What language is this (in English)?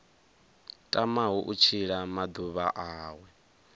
Venda